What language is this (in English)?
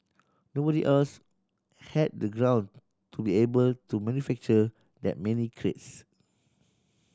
English